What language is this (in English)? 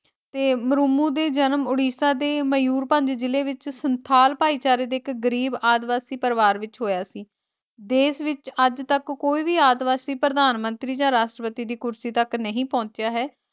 Punjabi